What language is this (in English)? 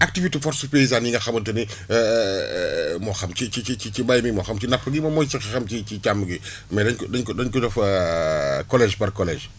Wolof